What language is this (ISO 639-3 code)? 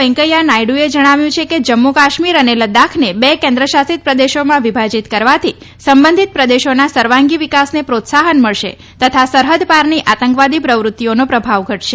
guj